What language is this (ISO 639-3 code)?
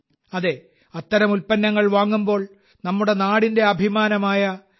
mal